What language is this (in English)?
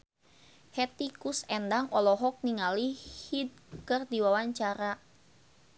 Sundanese